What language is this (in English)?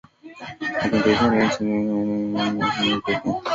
Swahili